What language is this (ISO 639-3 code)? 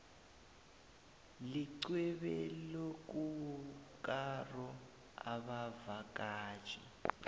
nbl